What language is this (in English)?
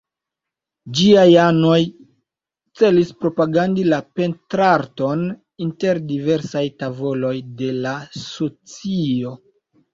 Esperanto